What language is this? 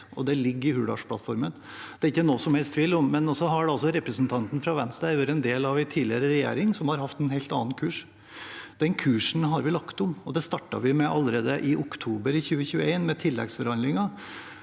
Norwegian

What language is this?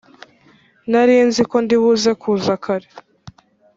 Kinyarwanda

